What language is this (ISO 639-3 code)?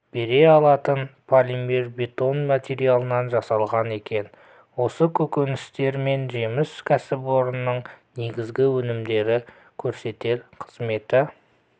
kaz